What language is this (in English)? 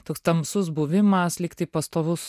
Lithuanian